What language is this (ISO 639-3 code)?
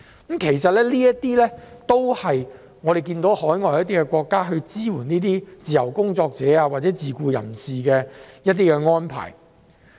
yue